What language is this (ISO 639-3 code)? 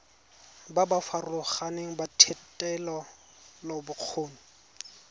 tsn